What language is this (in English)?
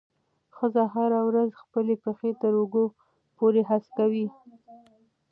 Pashto